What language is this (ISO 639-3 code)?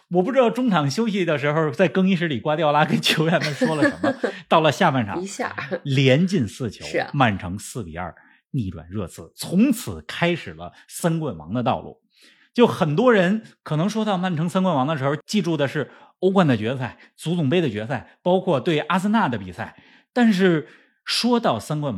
zho